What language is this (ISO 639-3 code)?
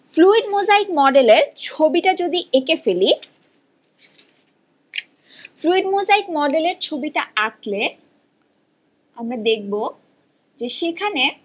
ben